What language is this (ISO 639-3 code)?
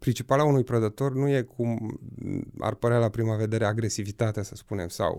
ron